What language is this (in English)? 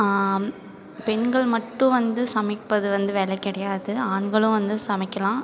Tamil